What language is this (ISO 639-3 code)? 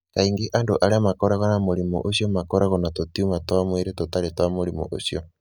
kik